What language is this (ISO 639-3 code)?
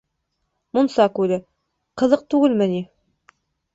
bak